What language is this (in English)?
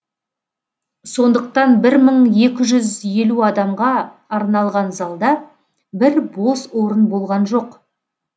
Kazakh